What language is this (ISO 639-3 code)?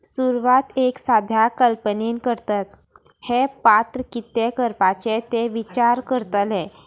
kok